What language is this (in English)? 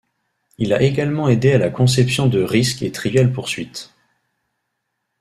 French